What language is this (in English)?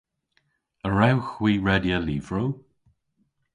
Cornish